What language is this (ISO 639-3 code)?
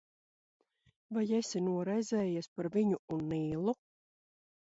lav